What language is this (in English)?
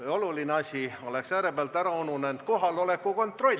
Estonian